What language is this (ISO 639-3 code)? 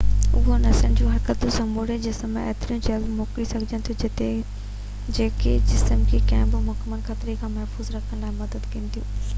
snd